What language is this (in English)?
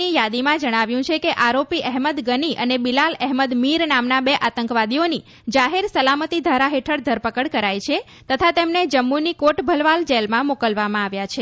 Gujarati